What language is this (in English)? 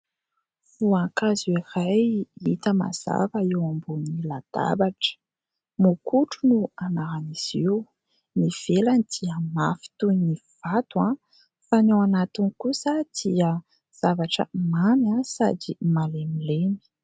Malagasy